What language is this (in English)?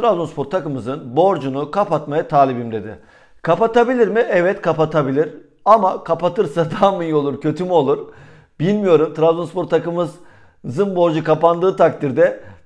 Turkish